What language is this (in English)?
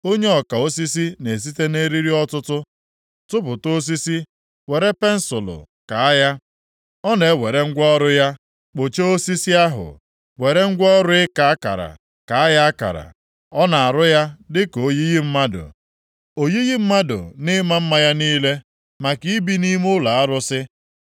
Igbo